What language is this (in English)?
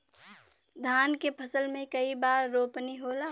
Bhojpuri